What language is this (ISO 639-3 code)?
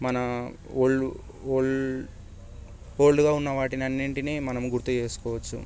tel